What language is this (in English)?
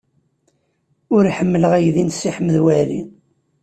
Kabyle